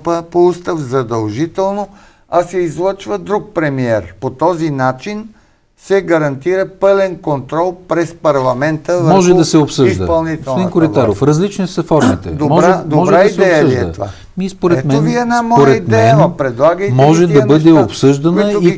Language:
Bulgarian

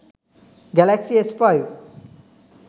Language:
Sinhala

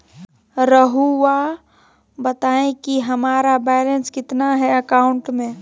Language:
Magahi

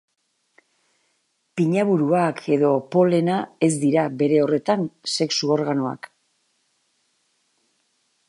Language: Basque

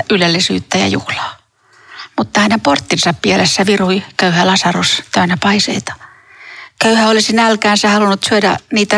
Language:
Finnish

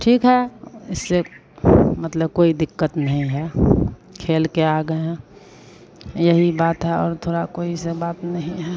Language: Hindi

